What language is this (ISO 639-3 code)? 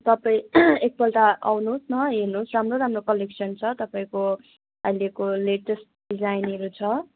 nep